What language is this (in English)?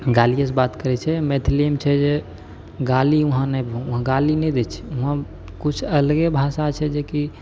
Maithili